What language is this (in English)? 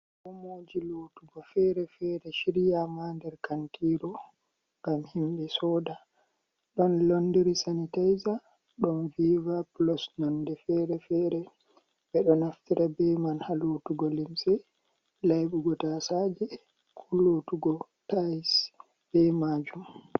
Fula